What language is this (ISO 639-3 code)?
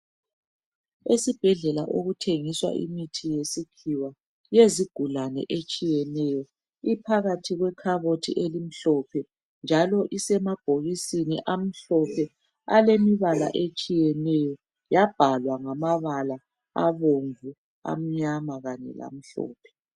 nde